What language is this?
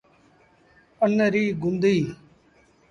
Sindhi Bhil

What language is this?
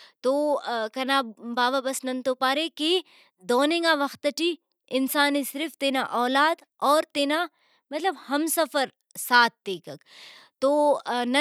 Brahui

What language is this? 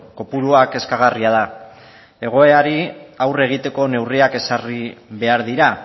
Basque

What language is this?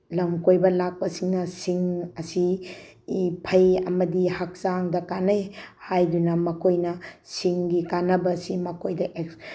Manipuri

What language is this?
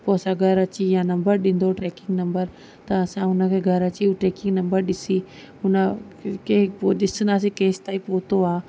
Sindhi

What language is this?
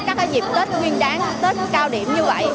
Vietnamese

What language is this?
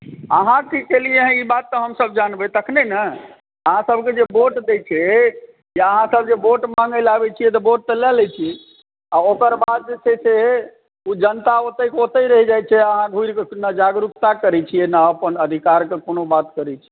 Maithili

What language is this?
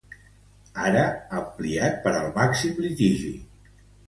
Catalan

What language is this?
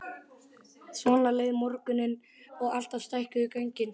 Icelandic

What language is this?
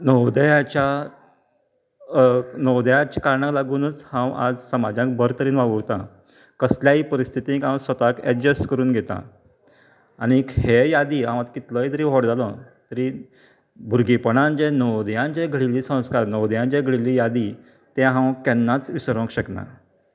Konkani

